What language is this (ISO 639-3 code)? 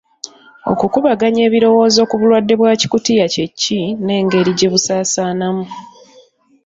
lug